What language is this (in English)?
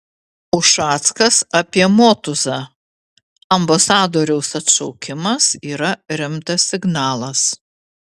Lithuanian